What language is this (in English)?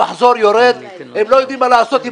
Hebrew